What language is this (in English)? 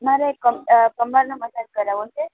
Gujarati